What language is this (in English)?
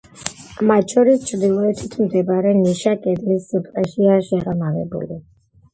Georgian